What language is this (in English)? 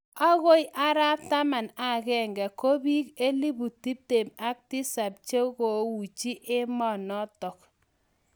Kalenjin